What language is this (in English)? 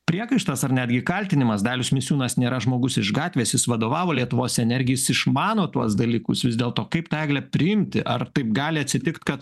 Lithuanian